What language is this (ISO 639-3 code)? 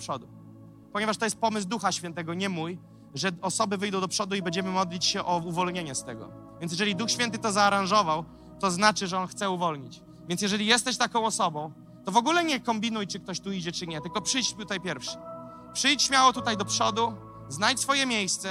pol